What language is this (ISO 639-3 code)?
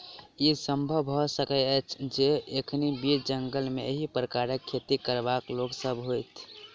mai